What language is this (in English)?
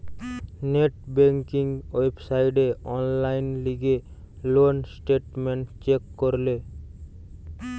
Bangla